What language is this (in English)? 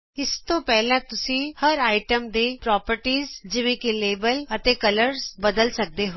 Punjabi